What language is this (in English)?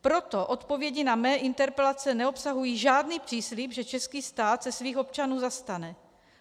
Czech